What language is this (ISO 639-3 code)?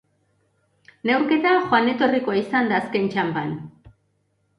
eus